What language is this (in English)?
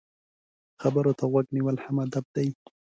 Pashto